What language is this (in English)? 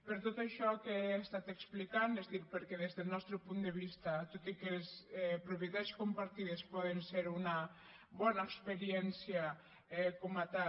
Catalan